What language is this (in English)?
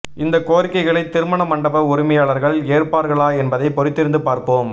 Tamil